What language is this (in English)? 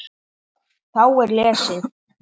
Icelandic